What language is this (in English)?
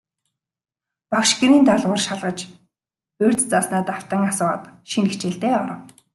Mongolian